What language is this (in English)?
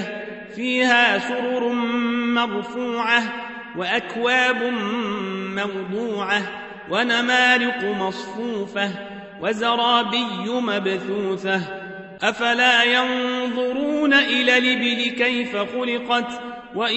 Arabic